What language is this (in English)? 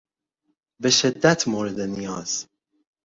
Persian